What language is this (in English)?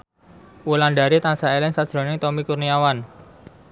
Javanese